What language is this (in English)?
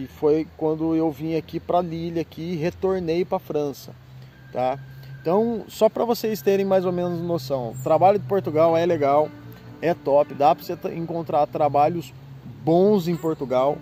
Portuguese